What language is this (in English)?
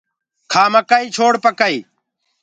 Gurgula